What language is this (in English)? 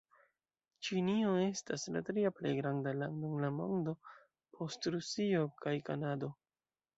Esperanto